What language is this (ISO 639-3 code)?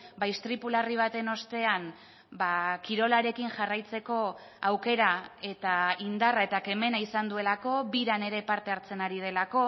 eus